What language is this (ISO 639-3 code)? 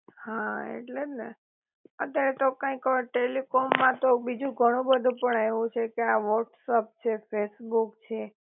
guj